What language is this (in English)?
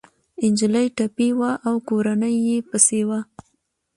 Pashto